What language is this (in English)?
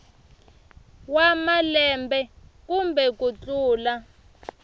Tsonga